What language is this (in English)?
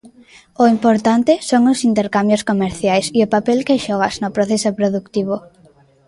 Galician